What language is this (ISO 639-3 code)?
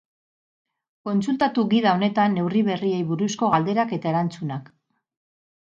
eus